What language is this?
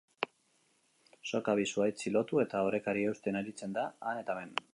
Basque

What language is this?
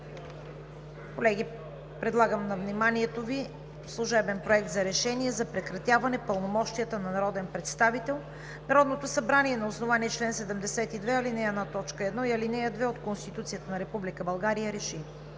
Bulgarian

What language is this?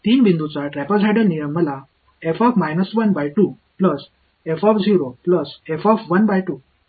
Marathi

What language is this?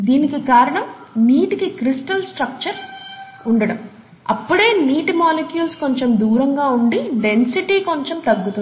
Telugu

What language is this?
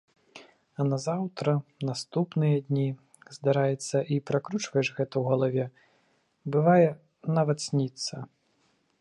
Belarusian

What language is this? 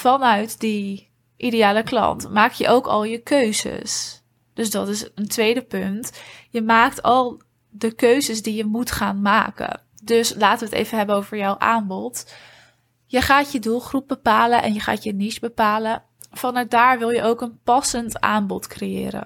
Dutch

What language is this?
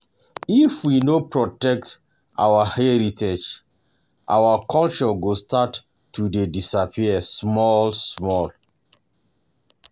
Nigerian Pidgin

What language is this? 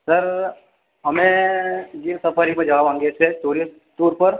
Gujarati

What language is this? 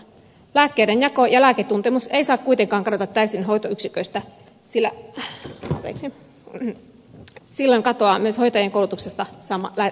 Finnish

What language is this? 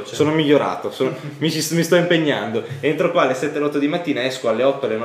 Italian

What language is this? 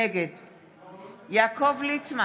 Hebrew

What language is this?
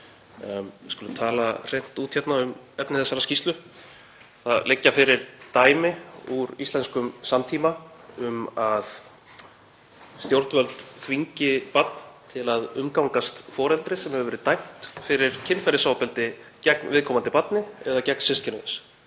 Icelandic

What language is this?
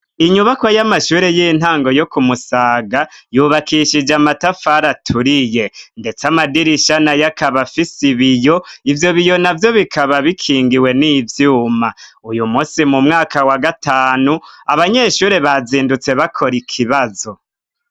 Rundi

